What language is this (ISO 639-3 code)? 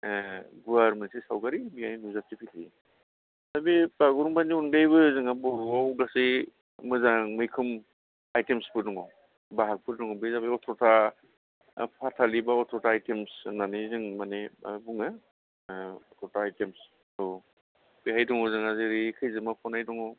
brx